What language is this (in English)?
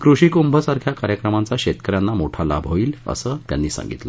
Marathi